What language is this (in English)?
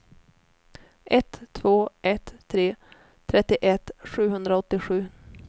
Swedish